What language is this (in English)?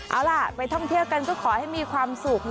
Thai